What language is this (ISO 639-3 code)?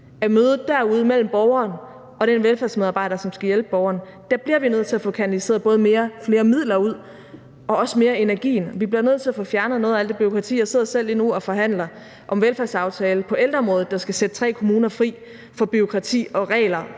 dan